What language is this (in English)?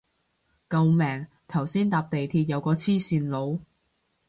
Cantonese